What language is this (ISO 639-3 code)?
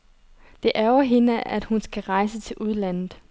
dan